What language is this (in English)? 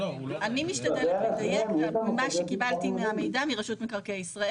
Hebrew